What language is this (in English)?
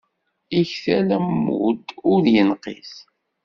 Kabyle